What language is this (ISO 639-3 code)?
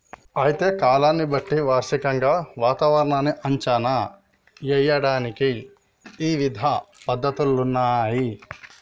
tel